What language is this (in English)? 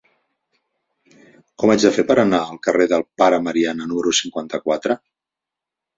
Catalan